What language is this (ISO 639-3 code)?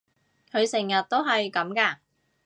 yue